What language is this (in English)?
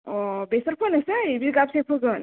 Bodo